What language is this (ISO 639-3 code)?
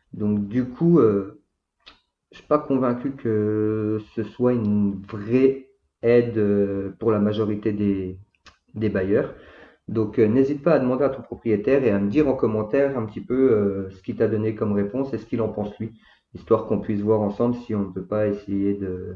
fra